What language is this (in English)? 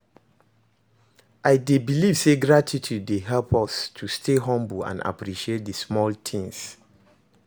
Nigerian Pidgin